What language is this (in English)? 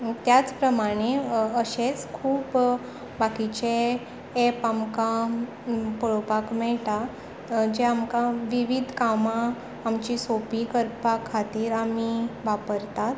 Konkani